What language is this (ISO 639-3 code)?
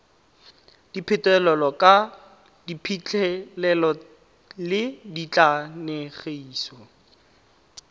tsn